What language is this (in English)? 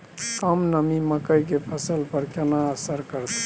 Maithili